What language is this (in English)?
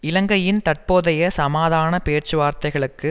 Tamil